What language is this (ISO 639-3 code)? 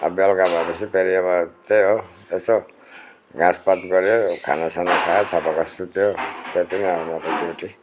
nep